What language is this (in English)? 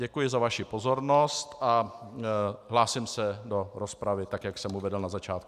Czech